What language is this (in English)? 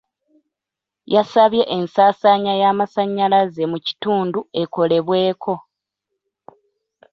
Ganda